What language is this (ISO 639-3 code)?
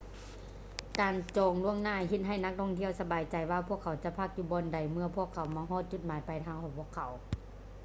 lao